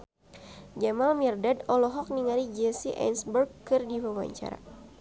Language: Sundanese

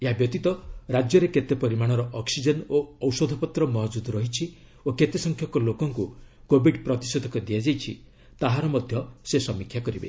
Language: Odia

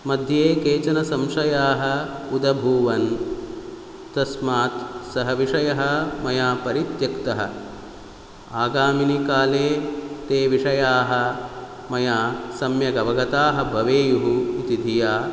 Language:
Sanskrit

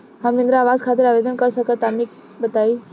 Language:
Bhojpuri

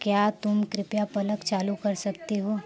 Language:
Hindi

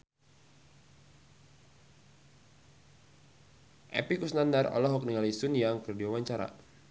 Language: Sundanese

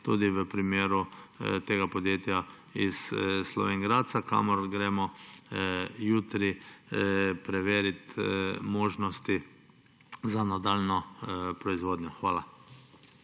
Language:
Slovenian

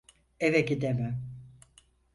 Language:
Turkish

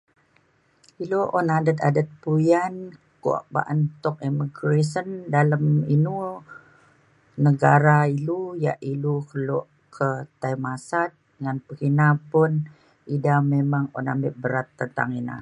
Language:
Mainstream Kenyah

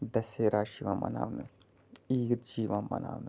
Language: Kashmiri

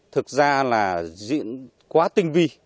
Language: Vietnamese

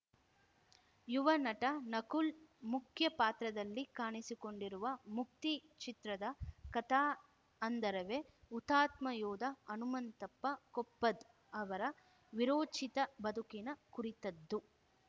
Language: Kannada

